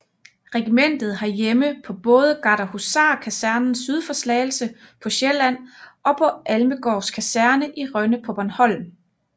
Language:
Danish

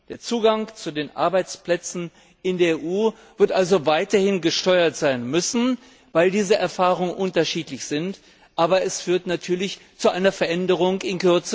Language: German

